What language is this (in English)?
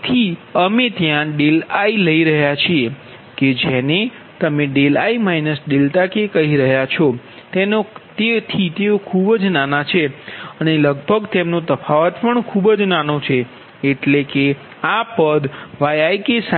Gujarati